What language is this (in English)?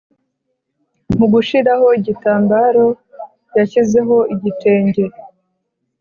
Kinyarwanda